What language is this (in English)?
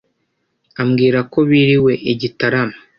Kinyarwanda